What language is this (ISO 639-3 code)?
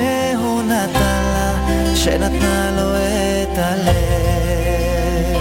heb